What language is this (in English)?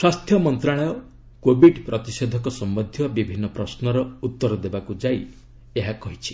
Odia